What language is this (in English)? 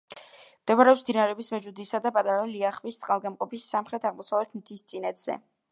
Georgian